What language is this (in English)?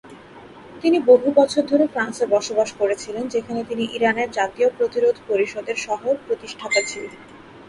Bangla